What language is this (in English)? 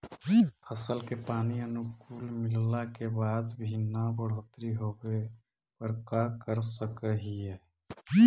Magahi